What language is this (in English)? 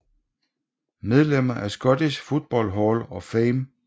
Danish